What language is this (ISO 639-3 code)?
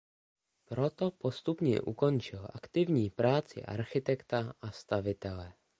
ces